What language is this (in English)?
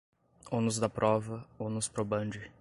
Portuguese